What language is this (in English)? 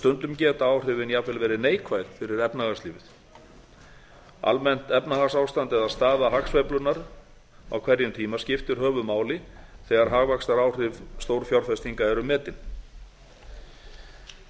Icelandic